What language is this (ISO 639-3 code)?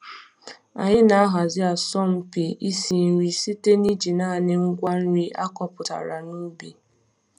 ibo